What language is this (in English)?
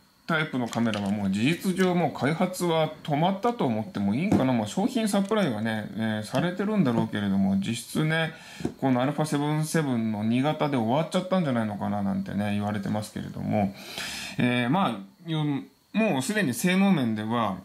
Japanese